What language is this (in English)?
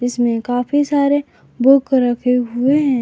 Hindi